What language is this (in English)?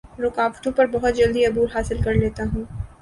Urdu